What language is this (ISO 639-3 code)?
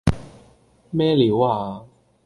yue